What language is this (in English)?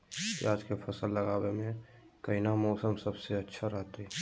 Magahi